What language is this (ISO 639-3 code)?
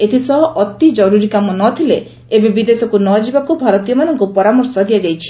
ori